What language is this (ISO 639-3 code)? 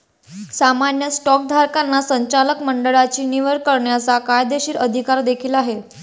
mar